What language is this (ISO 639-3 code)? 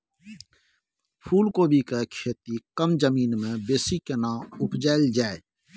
mai